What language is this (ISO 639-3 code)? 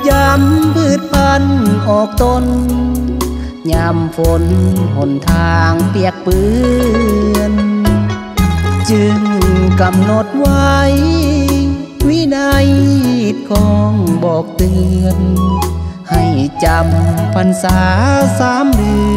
tha